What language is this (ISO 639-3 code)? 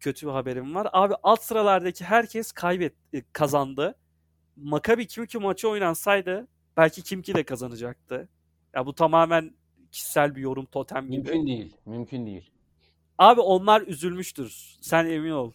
tur